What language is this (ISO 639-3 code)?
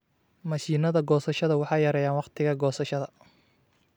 som